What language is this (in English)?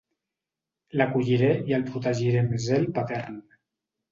Catalan